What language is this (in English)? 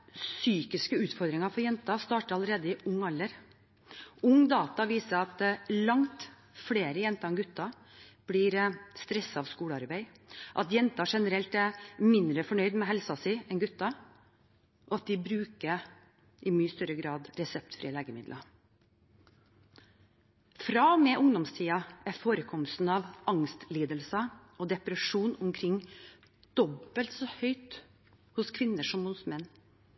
Norwegian Bokmål